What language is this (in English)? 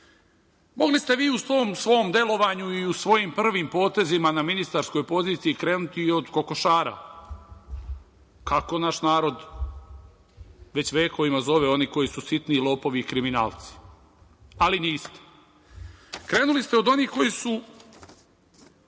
Serbian